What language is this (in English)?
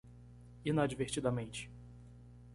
Portuguese